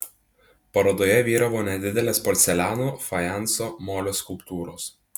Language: Lithuanian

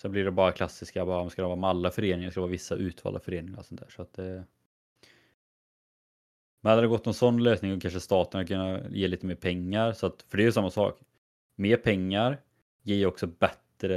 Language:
Swedish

